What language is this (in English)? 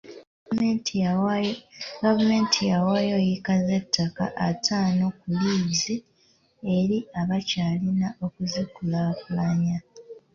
Ganda